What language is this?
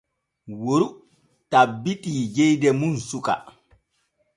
Borgu Fulfulde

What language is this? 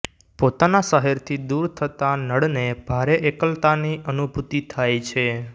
Gujarati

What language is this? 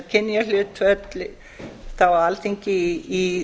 Icelandic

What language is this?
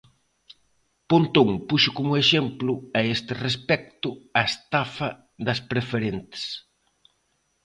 Galician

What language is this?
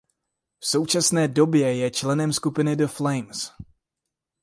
Czech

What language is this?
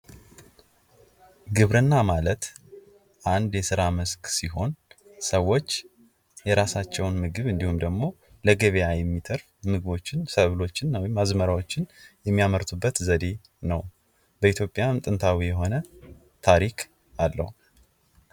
Amharic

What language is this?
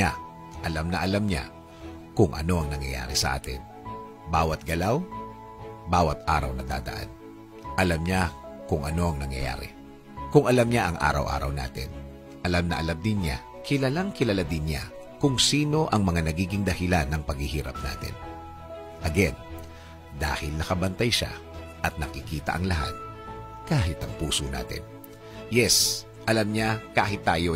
Filipino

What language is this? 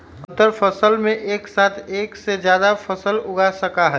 Magahi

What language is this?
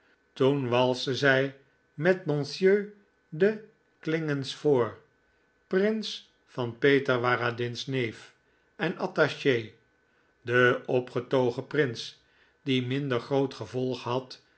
Dutch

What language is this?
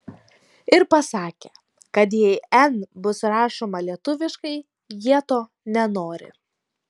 Lithuanian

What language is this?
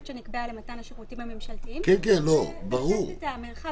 Hebrew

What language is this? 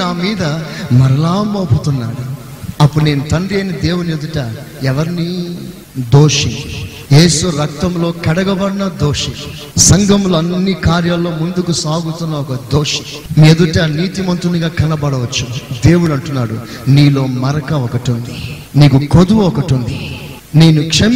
Telugu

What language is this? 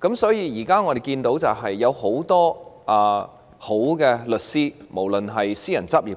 Cantonese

